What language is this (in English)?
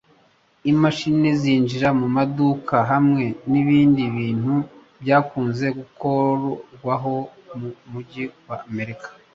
Kinyarwanda